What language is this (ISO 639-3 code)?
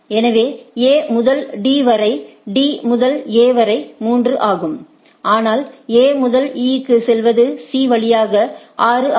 tam